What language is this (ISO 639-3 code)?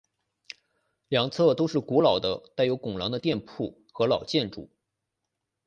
zho